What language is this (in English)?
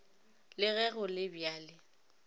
Northern Sotho